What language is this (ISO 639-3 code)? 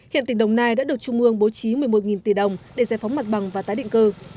vie